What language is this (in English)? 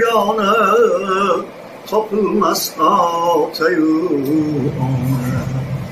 Turkish